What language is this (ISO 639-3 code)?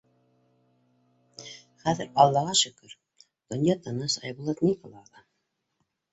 bak